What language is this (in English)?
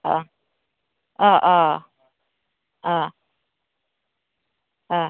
Bodo